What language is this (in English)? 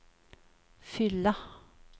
Swedish